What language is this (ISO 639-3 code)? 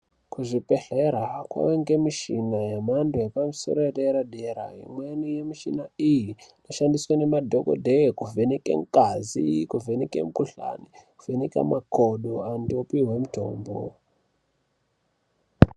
ndc